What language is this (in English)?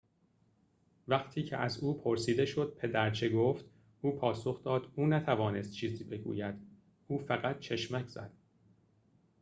Persian